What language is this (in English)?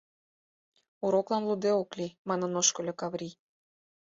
Mari